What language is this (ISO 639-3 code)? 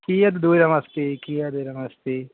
san